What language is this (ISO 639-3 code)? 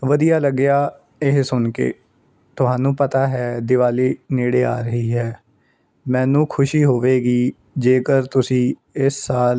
pan